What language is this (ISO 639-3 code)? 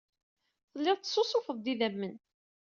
kab